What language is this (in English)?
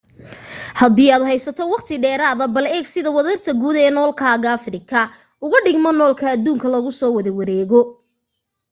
Somali